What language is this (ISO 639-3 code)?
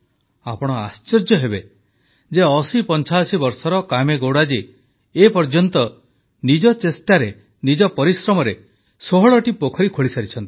ori